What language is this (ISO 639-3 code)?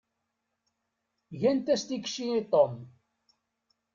kab